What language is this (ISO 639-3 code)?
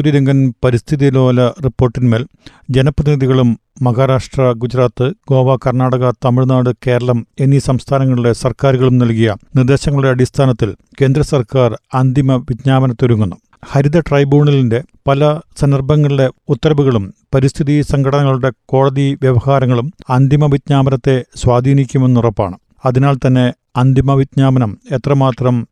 mal